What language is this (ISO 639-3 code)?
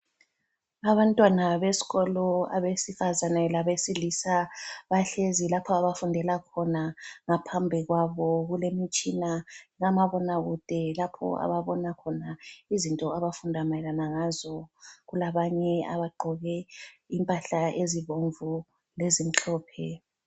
nde